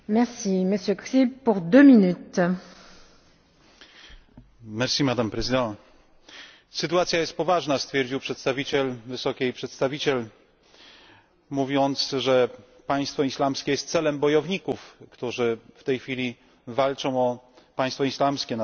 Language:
Polish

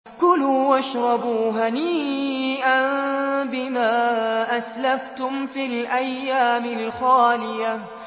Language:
Arabic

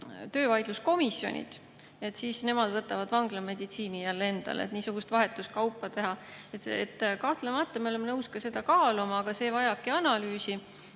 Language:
Estonian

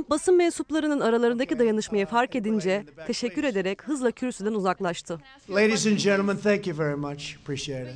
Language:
Turkish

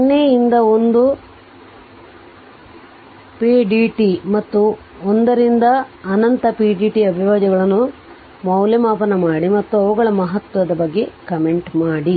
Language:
Kannada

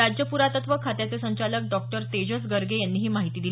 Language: Marathi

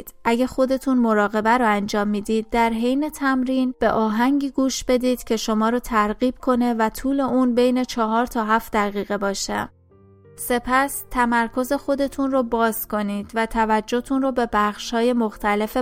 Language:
Persian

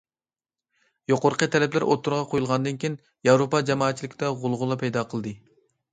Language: Uyghur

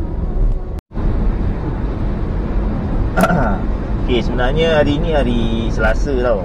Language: Malay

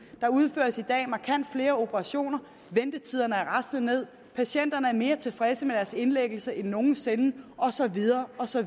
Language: Danish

